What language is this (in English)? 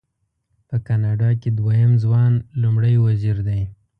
Pashto